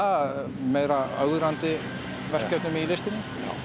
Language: Icelandic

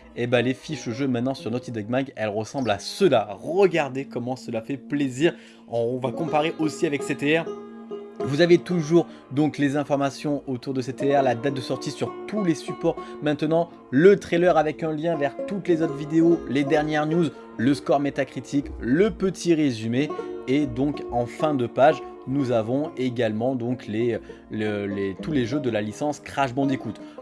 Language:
French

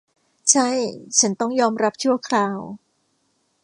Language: Thai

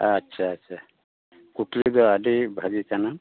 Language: Santali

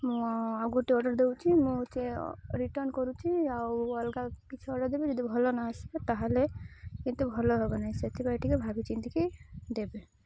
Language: Odia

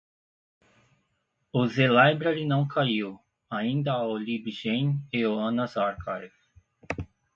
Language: Portuguese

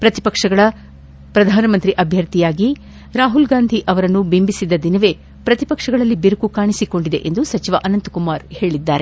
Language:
Kannada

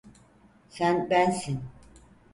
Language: Turkish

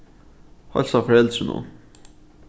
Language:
Faroese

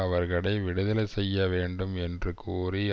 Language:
Tamil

